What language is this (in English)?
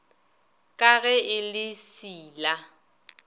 Northern Sotho